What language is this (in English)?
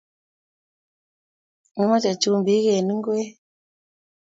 Kalenjin